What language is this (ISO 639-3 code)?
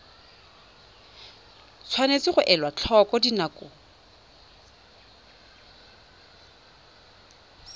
tsn